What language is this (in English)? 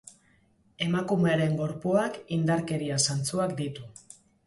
Basque